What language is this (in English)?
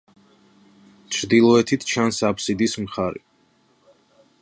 Georgian